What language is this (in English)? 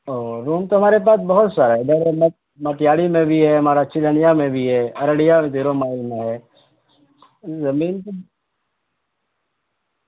Urdu